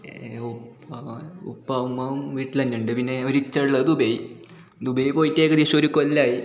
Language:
Malayalam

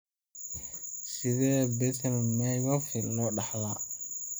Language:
Somali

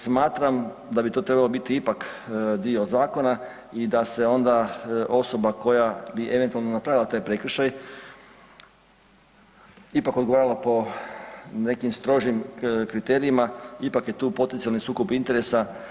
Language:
Croatian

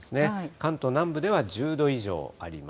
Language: Japanese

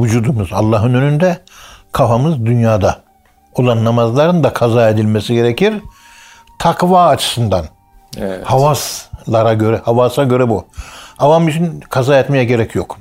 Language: Turkish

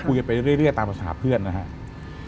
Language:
Thai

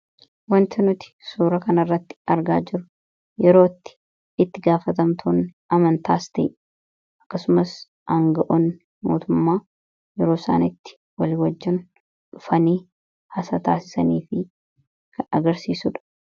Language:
Oromo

